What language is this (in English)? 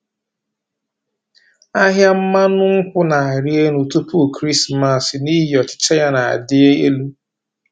Igbo